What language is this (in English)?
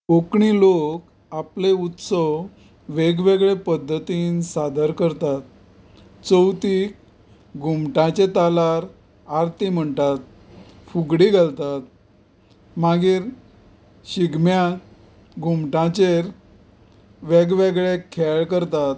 Konkani